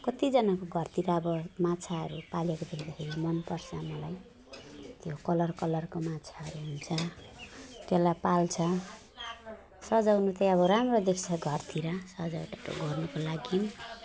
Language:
Nepali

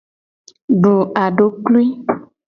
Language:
Gen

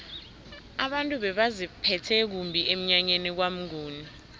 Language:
South Ndebele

